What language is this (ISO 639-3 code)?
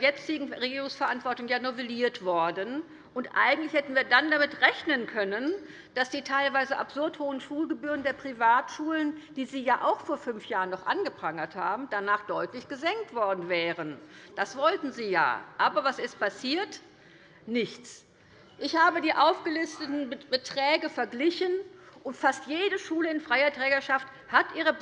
deu